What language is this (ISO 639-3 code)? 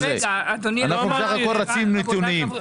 heb